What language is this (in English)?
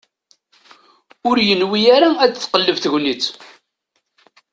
Kabyle